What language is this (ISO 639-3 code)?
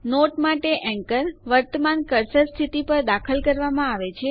guj